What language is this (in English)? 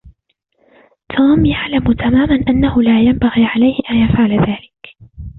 Arabic